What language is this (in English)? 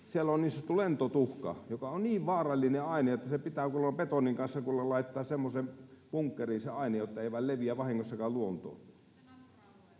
Finnish